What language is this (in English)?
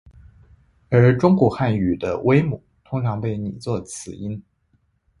Chinese